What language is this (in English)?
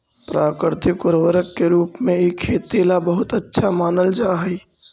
Magahi